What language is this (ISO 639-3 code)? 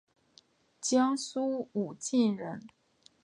zho